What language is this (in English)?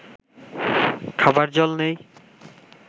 Bangla